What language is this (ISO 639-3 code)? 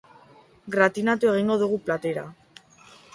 eus